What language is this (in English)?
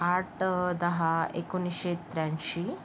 Marathi